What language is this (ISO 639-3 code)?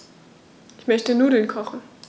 deu